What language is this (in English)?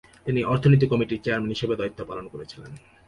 Bangla